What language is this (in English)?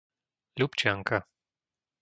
Slovak